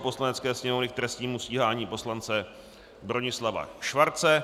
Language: Czech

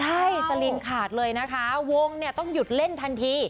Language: Thai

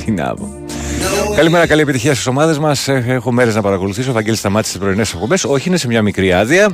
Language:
Greek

